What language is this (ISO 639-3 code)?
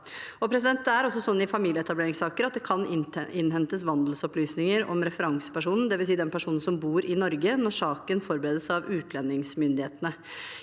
nor